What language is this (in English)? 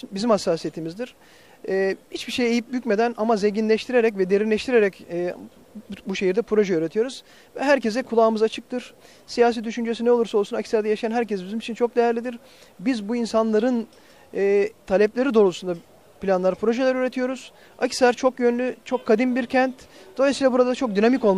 Turkish